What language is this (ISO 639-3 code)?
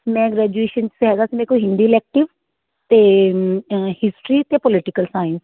pan